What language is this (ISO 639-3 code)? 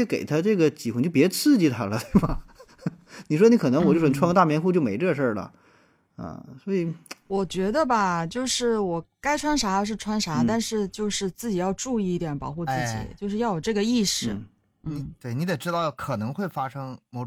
zho